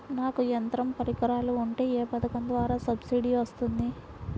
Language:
Telugu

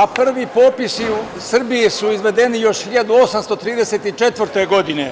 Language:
Serbian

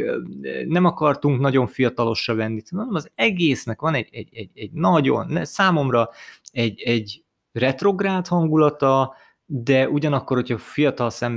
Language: Hungarian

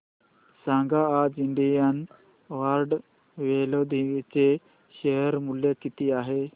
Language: Marathi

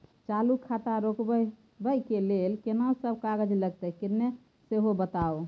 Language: Maithili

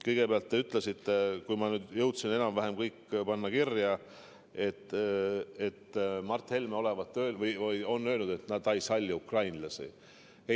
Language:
Estonian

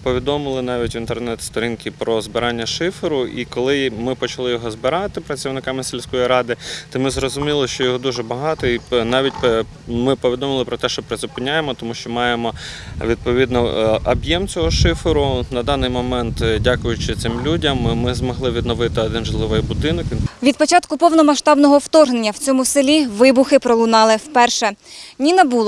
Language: Ukrainian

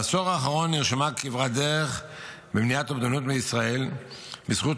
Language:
Hebrew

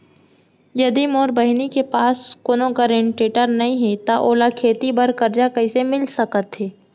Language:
Chhattisgarhi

